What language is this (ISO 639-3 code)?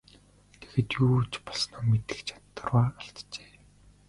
mon